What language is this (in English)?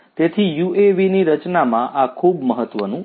Gujarati